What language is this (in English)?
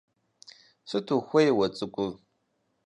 Kabardian